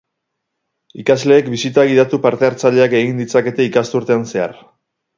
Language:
Basque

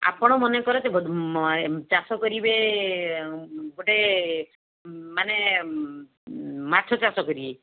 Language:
Odia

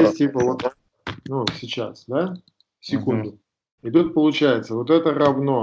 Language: Russian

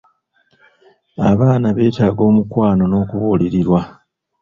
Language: Ganda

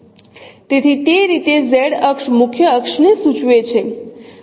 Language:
Gujarati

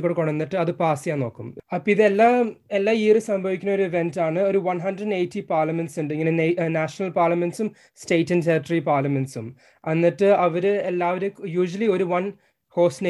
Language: Malayalam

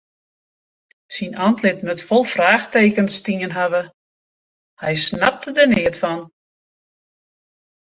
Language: Western Frisian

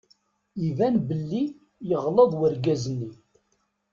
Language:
Kabyle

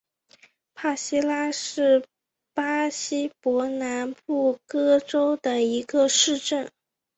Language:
Chinese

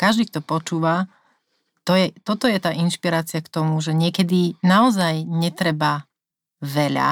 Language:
Slovak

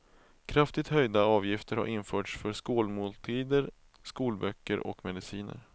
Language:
Swedish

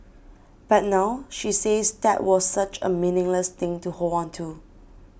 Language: English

